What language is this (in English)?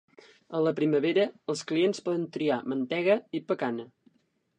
Catalan